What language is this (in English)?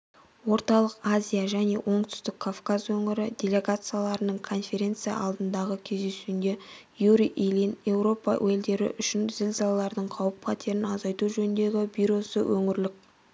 Kazakh